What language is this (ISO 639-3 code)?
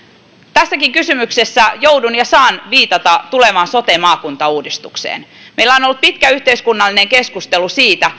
fin